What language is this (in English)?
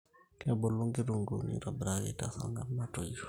Masai